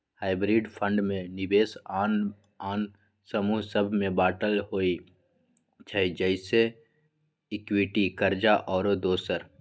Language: Magahi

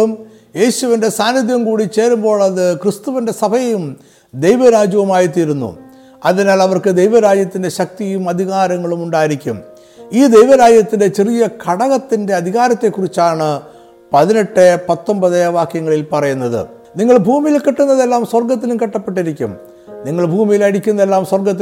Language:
Malayalam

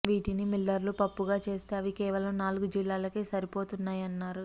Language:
Telugu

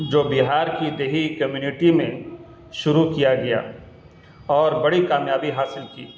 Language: Urdu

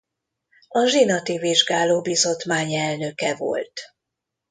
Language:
Hungarian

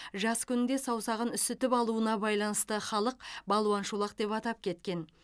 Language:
Kazakh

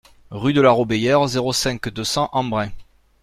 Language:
French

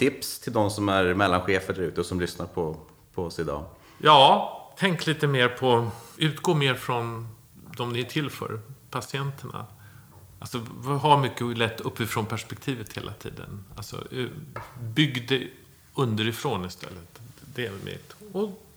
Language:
Swedish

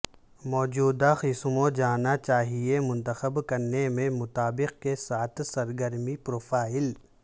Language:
Urdu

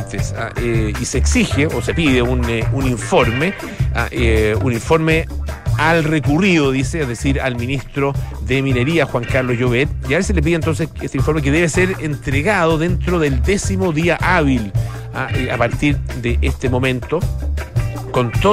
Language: Spanish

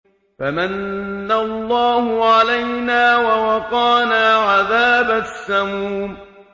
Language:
Arabic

